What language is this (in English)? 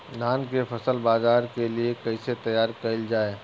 Bhojpuri